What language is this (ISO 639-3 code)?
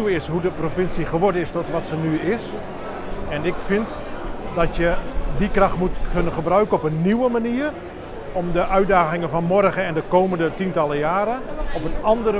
nld